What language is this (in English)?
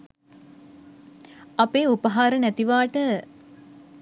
Sinhala